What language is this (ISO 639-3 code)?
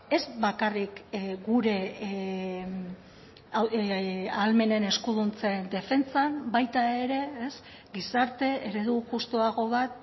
eus